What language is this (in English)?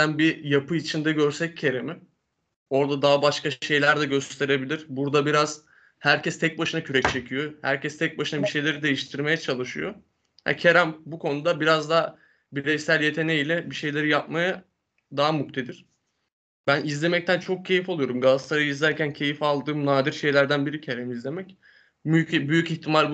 Turkish